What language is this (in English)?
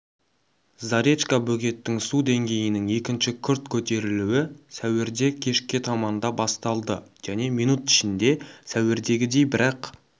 Kazakh